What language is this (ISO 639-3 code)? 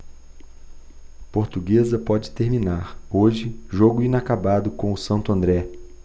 por